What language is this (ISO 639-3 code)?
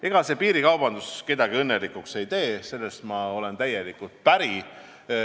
est